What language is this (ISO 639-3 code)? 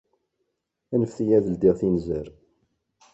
kab